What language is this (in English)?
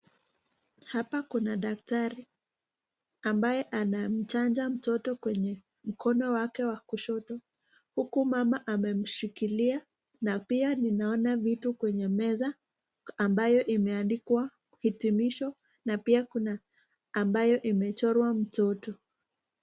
Swahili